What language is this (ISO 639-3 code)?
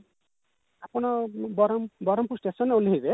ori